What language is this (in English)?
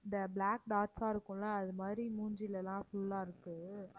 Tamil